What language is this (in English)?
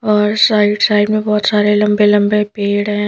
Hindi